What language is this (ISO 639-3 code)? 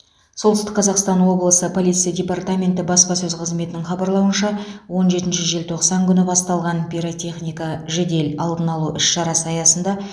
kaz